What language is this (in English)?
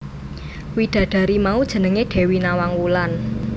Javanese